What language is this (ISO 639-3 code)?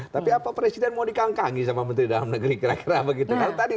ind